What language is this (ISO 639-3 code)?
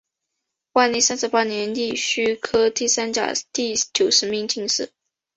zho